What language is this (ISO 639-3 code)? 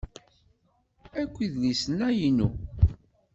kab